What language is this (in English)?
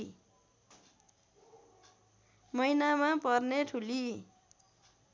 Nepali